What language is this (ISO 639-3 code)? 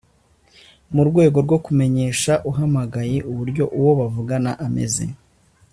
kin